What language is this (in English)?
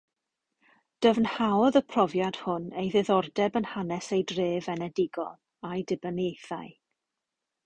Welsh